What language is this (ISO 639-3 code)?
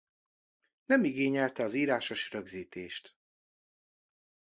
hun